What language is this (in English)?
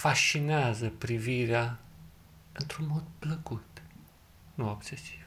Romanian